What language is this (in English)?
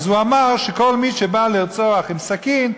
Hebrew